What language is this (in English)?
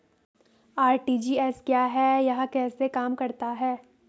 Hindi